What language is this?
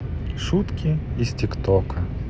Russian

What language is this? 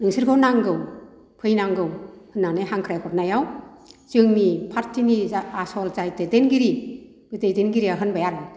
Bodo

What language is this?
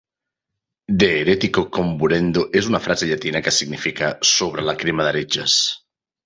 Catalan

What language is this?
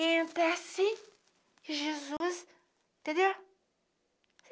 Portuguese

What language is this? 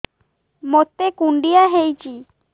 Odia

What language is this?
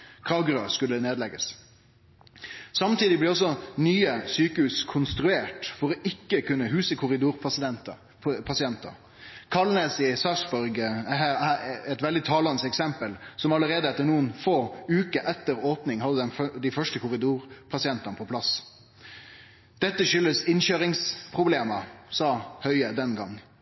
Norwegian Nynorsk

